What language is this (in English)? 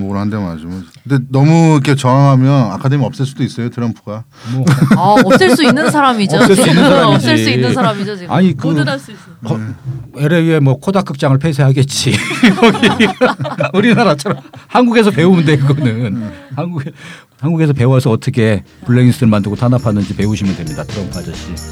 Korean